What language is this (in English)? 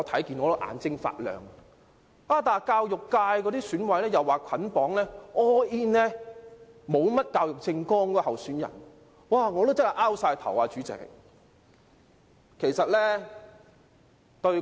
Cantonese